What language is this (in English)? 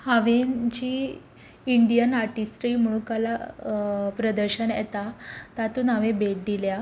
Konkani